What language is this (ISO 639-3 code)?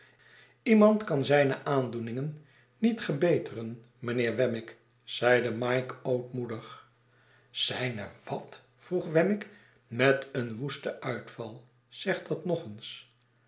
nld